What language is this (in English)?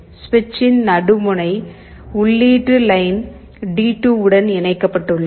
Tamil